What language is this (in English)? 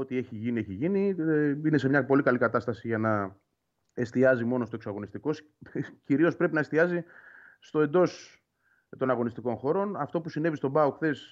Greek